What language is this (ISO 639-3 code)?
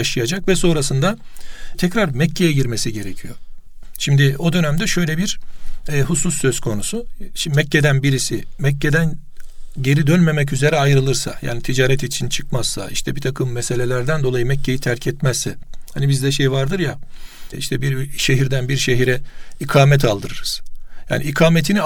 tur